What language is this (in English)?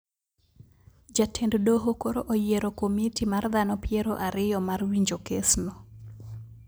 Luo (Kenya and Tanzania)